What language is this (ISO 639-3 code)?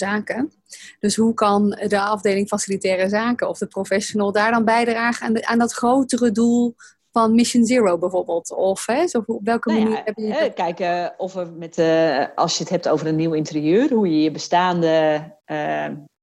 nld